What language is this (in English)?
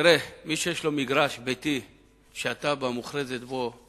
Hebrew